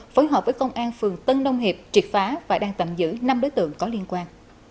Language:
Vietnamese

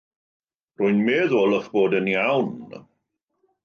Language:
Welsh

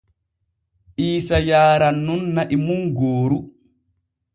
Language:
Borgu Fulfulde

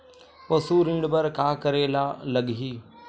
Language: Chhattisgarhi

